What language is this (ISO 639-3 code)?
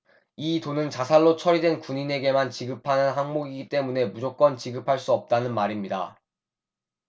kor